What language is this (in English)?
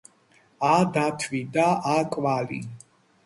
Georgian